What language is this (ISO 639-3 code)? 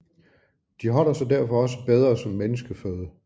dan